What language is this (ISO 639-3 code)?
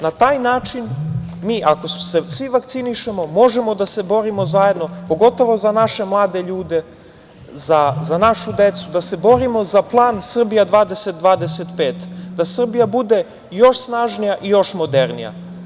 srp